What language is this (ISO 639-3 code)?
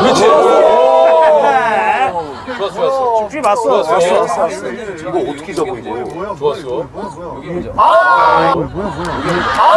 kor